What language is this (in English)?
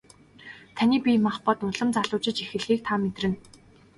Mongolian